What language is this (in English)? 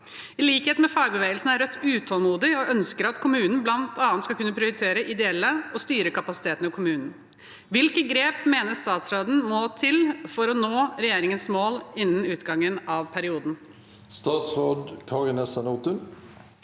Norwegian